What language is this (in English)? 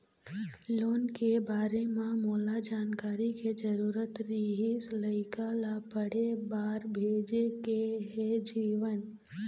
Chhattisgarhi